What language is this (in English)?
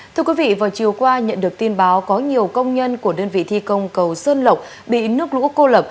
Vietnamese